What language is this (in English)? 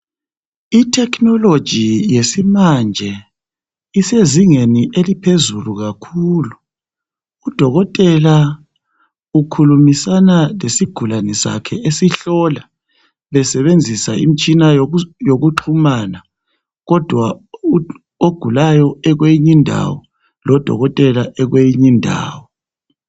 North Ndebele